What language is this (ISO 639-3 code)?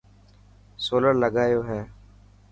mki